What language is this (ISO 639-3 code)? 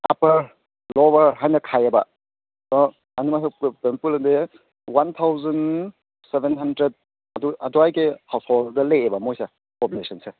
mni